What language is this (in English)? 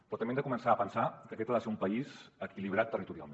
Catalan